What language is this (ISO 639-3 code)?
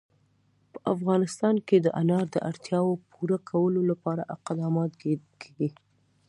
pus